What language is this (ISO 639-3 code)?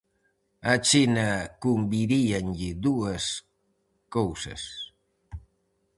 glg